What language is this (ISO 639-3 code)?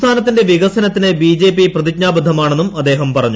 mal